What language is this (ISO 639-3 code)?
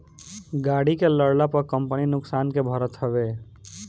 bho